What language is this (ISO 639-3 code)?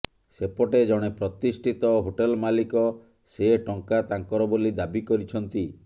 ori